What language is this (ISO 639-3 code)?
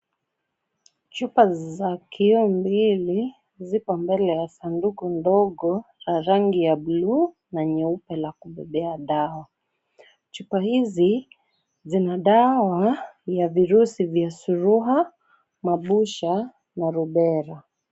swa